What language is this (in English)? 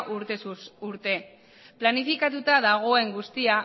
Basque